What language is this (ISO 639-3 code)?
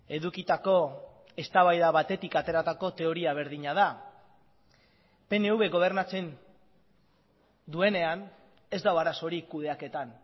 eus